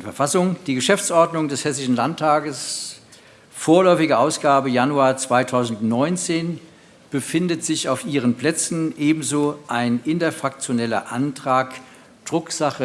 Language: German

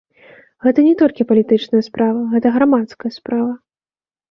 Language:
Belarusian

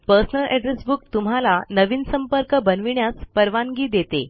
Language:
Marathi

